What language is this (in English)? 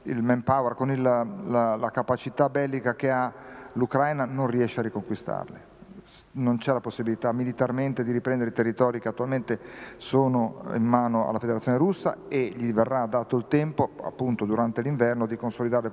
Italian